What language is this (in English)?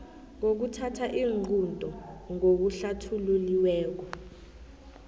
South Ndebele